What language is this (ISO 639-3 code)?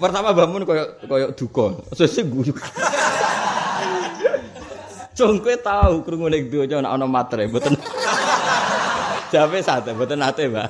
msa